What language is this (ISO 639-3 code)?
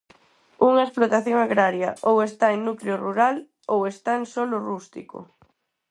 glg